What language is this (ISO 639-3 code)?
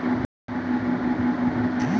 mai